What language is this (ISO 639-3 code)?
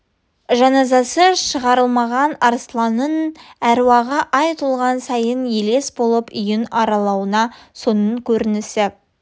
kaz